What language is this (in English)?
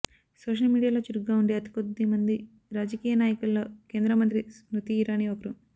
Telugu